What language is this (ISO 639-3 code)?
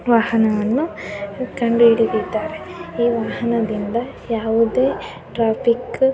kan